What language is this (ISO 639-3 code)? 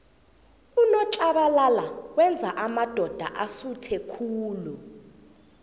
nbl